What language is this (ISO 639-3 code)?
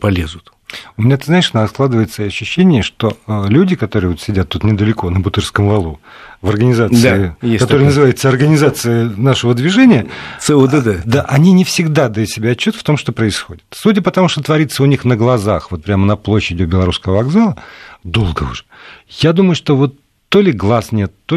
rus